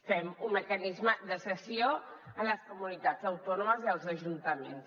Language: Catalan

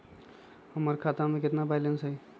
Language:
Magahi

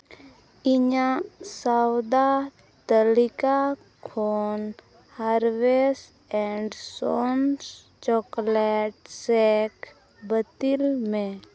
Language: Santali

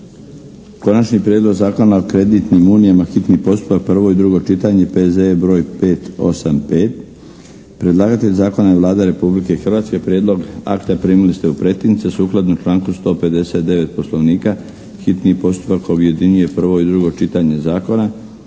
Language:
Croatian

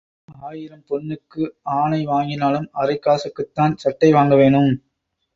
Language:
Tamil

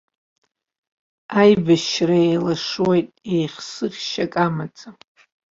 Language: Abkhazian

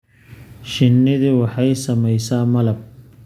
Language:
Somali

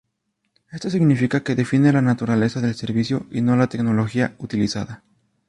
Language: Spanish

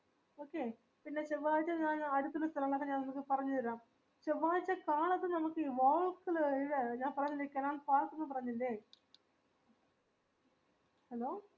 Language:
Malayalam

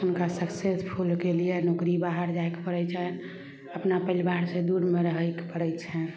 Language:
Maithili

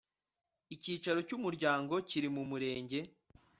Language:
Kinyarwanda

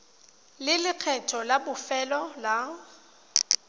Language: Tswana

